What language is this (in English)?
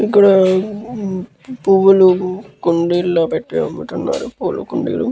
Telugu